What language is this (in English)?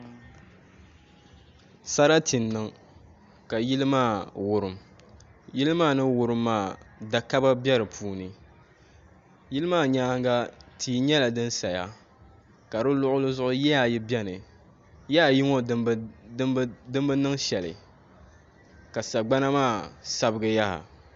Dagbani